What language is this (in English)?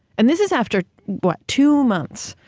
English